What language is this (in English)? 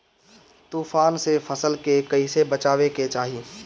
Bhojpuri